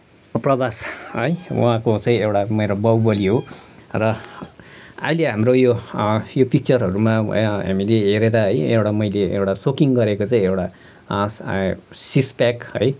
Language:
Nepali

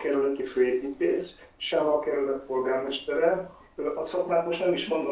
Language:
Hungarian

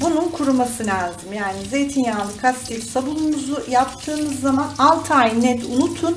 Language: Turkish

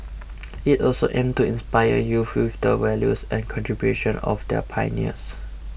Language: English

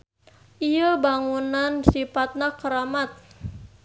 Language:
Sundanese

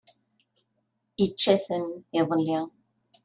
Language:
Kabyle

